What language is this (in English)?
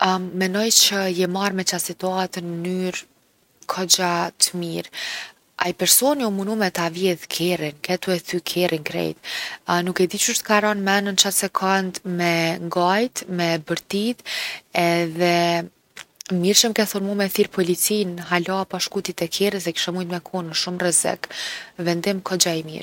Gheg Albanian